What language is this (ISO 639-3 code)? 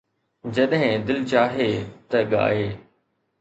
snd